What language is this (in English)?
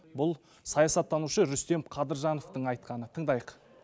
Kazakh